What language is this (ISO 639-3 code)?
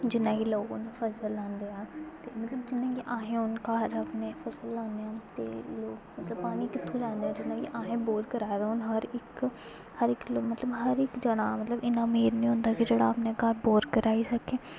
doi